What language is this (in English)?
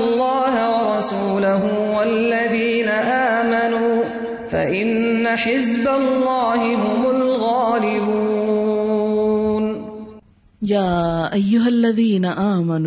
Urdu